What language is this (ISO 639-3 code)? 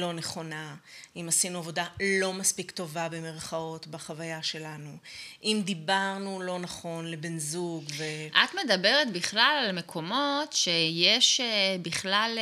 heb